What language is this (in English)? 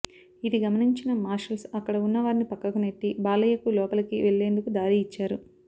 Telugu